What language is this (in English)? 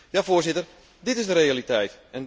Dutch